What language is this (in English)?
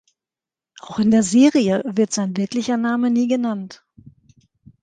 German